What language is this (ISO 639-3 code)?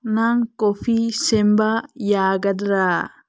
mni